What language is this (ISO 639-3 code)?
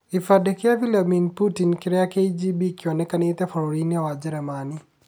kik